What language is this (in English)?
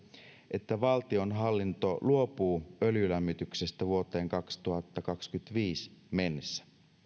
Finnish